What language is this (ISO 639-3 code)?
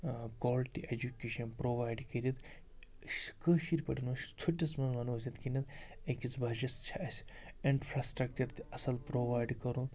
kas